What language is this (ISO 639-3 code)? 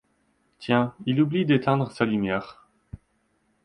fra